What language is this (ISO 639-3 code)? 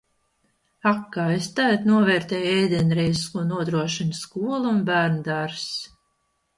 lav